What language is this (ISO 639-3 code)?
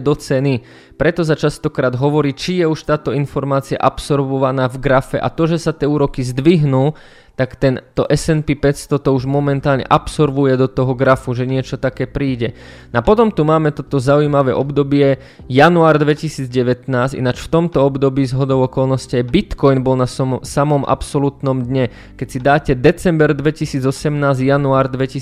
slk